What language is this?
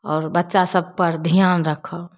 Maithili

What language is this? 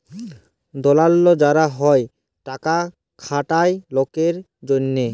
Bangla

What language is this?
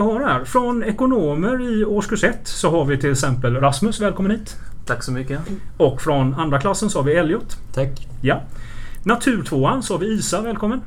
Swedish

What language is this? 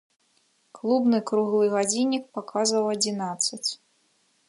Belarusian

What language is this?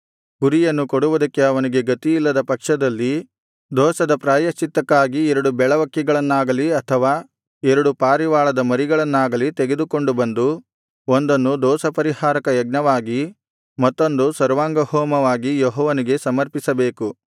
Kannada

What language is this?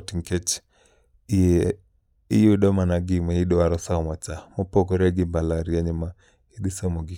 Luo (Kenya and Tanzania)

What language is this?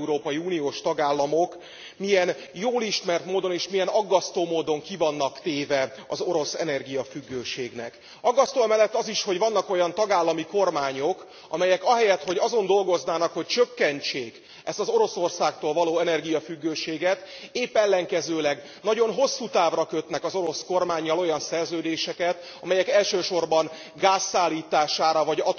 Hungarian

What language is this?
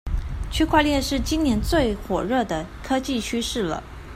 Chinese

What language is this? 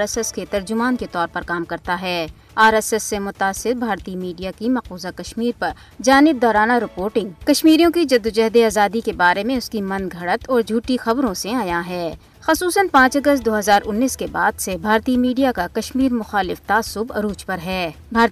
Urdu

